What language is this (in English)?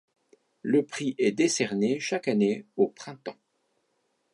French